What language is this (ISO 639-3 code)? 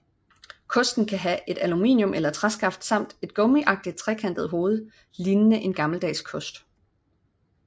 dan